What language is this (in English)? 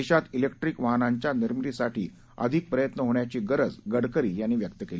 Marathi